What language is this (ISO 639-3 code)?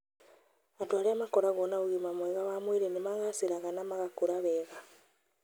kik